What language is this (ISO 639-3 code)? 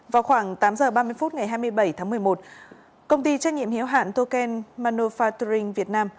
vie